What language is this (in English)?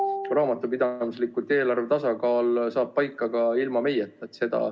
Estonian